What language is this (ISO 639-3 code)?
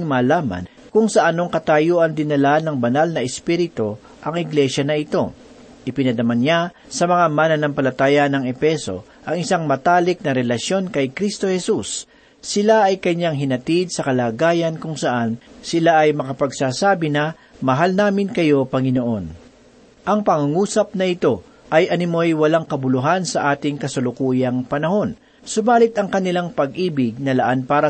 fil